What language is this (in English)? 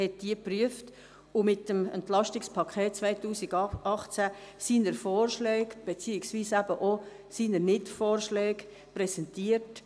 Swiss German